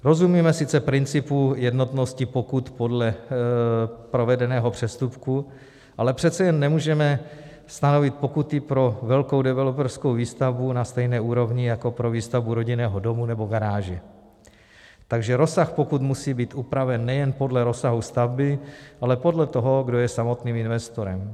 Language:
Czech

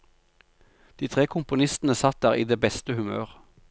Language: Norwegian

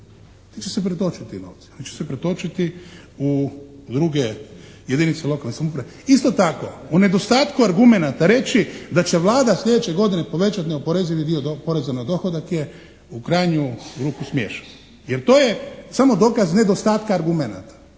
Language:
Croatian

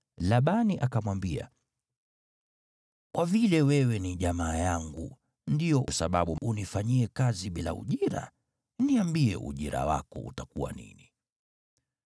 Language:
Swahili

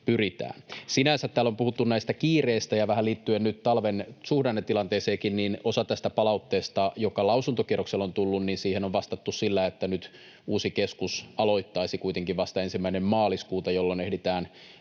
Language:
Finnish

